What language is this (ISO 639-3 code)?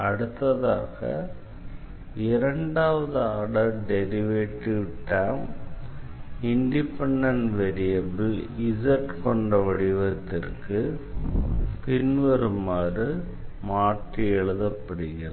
tam